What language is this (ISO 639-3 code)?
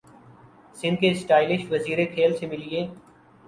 urd